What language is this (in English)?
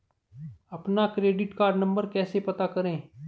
Hindi